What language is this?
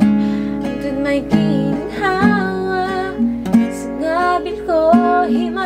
Thai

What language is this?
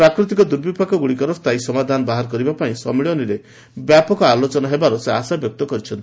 Odia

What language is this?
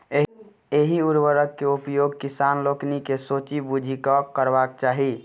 Maithili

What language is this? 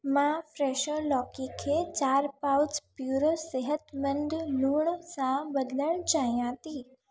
Sindhi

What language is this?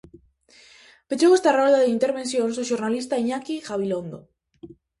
Galician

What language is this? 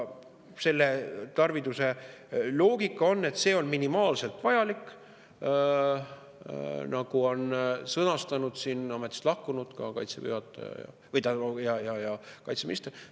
Estonian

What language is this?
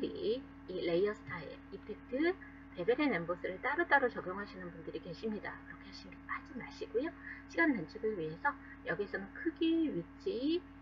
Korean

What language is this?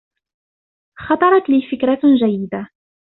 Arabic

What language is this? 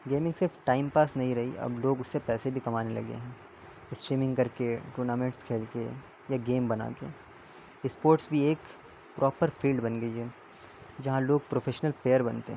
Urdu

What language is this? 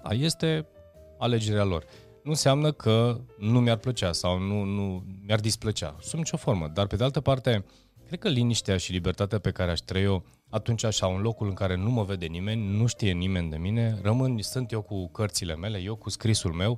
Romanian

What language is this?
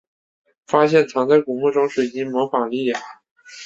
Chinese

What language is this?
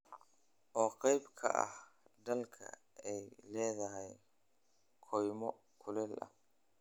Somali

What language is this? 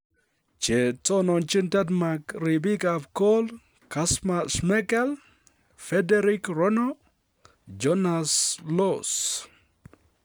Kalenjin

